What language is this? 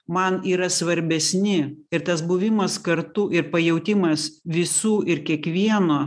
Lithuanian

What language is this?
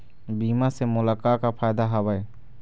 Chhattisgarhi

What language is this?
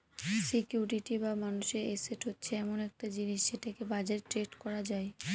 Bangla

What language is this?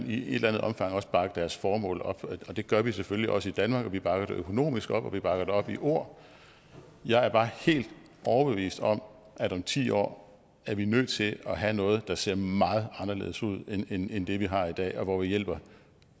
Danish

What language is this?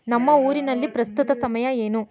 Kannada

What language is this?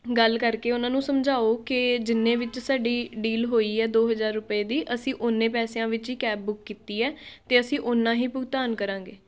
Punjabi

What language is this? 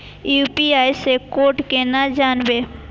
Maithili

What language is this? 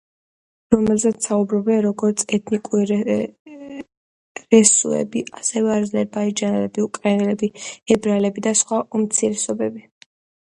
Georgian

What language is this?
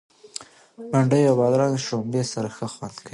Pashto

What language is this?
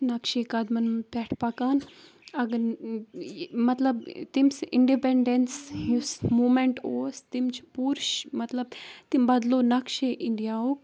Kashmiri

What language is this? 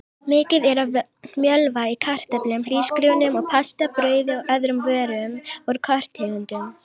Icelandic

